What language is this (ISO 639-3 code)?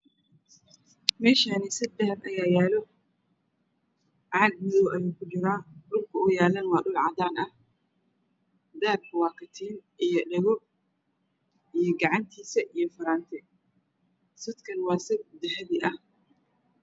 som